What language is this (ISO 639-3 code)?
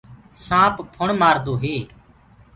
ggg